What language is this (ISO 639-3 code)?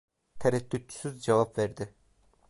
tur